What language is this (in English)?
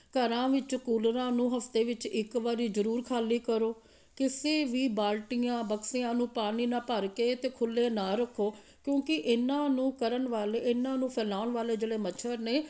Punjabi